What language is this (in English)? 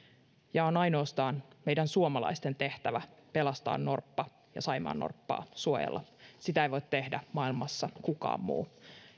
Finnish